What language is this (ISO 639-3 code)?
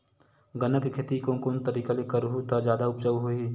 hne